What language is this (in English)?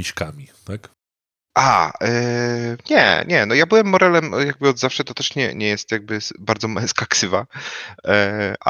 Polish